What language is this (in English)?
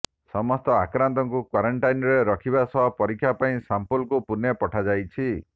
Odia